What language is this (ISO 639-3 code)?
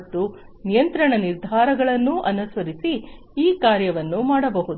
kan